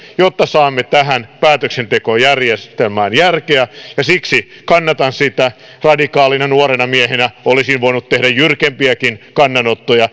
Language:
Finnish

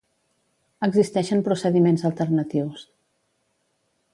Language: Catalan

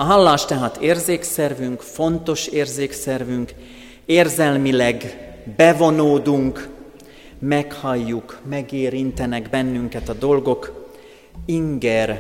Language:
Hungarian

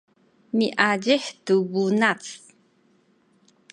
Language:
Sakizaya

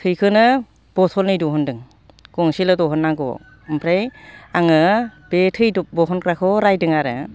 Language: Bodo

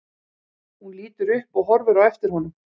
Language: Icelandic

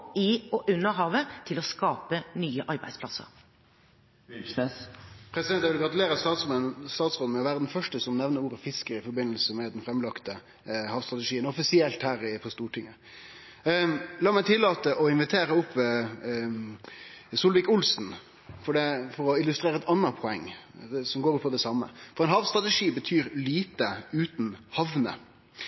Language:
Norwegian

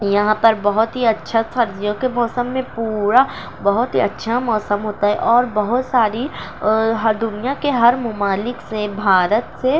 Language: Urdu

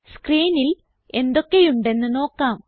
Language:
Malayalam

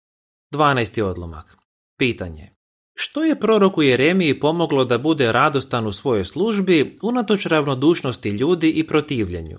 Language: Croatian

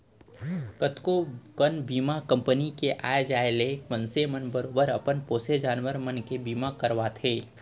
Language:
Chhattisgarhi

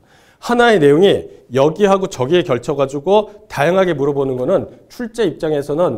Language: Korean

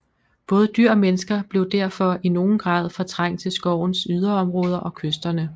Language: Danish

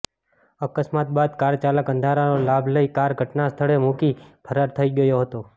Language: Gujarati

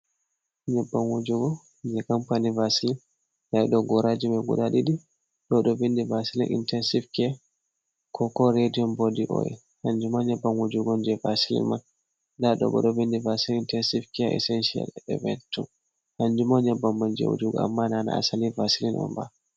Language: Fula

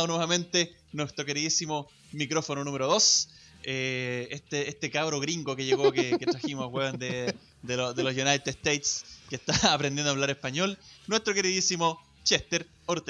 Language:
Spanish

